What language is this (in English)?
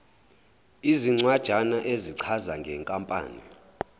Zulu